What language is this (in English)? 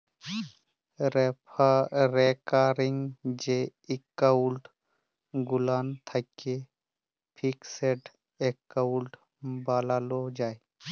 Bangla